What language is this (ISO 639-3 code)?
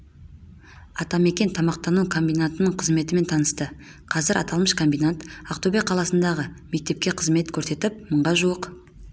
kaz